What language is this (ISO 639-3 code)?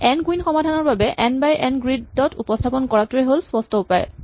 asm